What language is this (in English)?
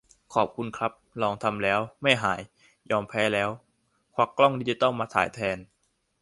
Thai